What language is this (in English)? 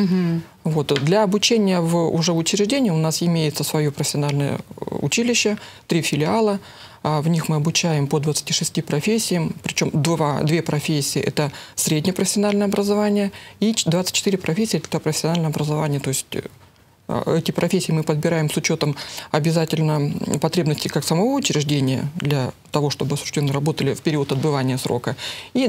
Russian